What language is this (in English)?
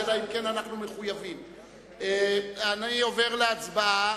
Hebrew